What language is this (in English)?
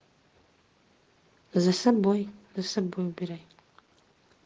Russian